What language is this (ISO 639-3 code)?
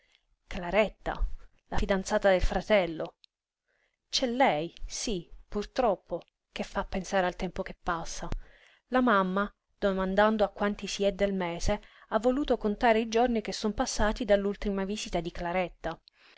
ita